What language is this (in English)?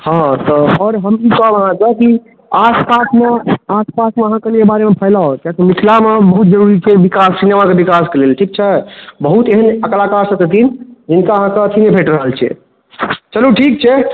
Maithili